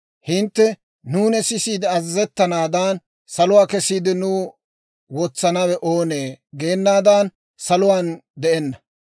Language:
Dawro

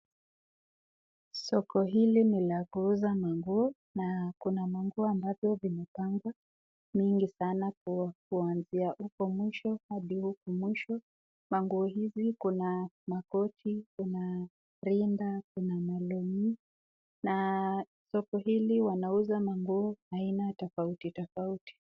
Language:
Swahili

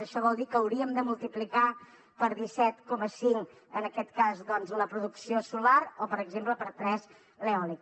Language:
Catalan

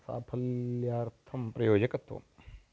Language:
Sanskrit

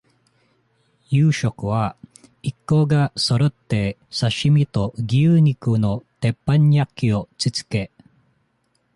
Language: Japanese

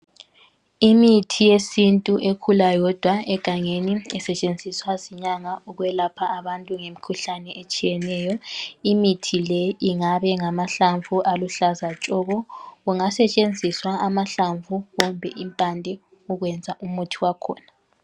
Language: North Ndebele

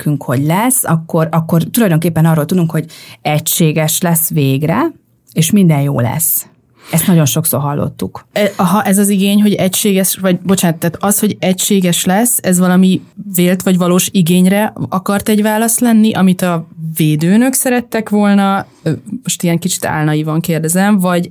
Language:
Hungarian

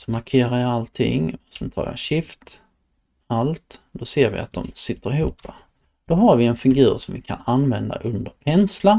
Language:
Swedish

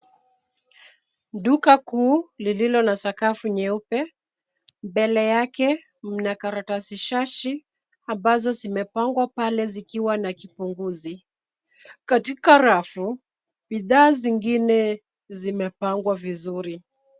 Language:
Swahili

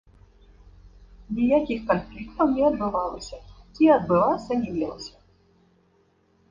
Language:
Belarusian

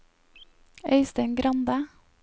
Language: Norwegian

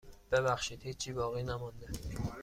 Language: Persian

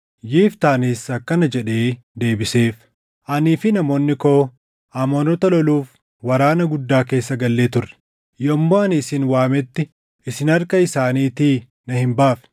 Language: Oromo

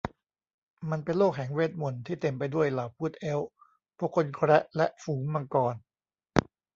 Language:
Thai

